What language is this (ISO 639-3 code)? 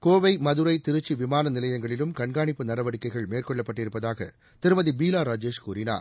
tam